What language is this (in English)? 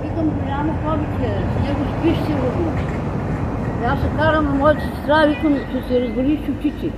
Bulgarian